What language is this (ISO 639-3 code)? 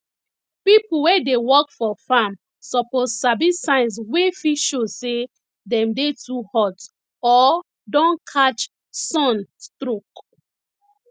pcm